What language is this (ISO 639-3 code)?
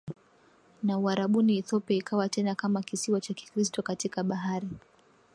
swa